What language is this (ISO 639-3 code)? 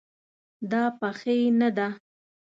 pus